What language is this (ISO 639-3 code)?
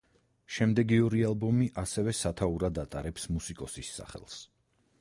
kat